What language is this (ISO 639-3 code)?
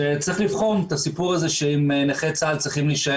heb